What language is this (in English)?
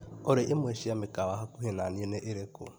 Kikuyu